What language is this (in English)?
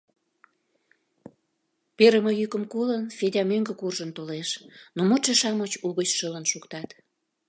Mari